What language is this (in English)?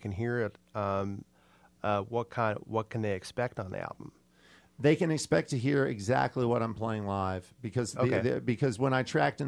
English